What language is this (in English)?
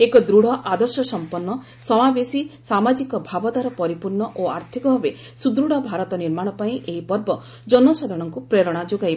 Odia